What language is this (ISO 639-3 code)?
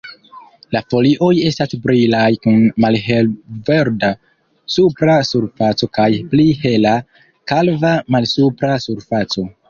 epo